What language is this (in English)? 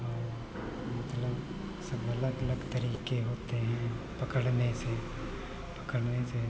Hindi